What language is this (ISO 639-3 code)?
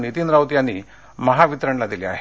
mar